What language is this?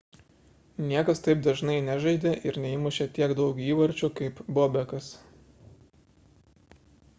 Lithuanian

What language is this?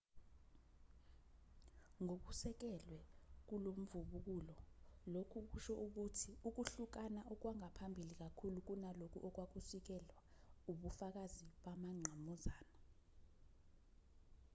Zulu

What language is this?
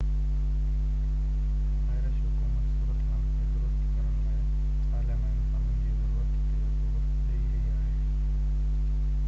Sindhi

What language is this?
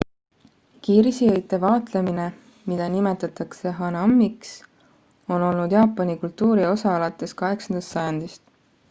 Estonian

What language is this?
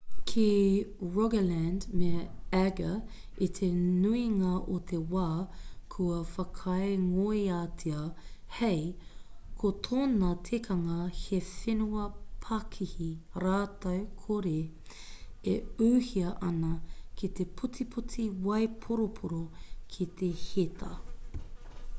Māori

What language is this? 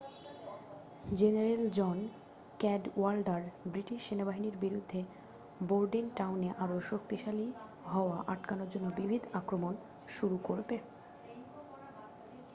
Bangla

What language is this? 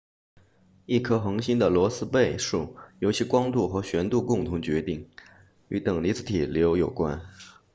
Chinese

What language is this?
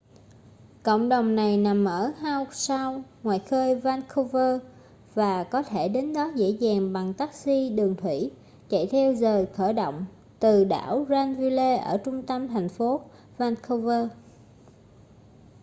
Vietnamese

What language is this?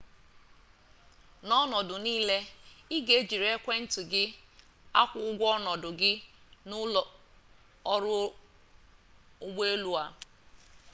Igbo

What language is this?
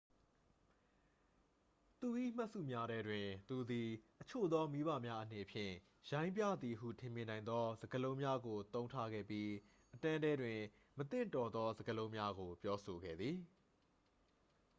Burmese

